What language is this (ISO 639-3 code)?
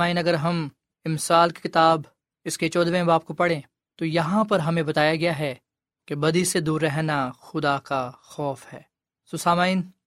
urd